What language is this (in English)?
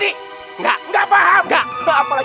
Indonesian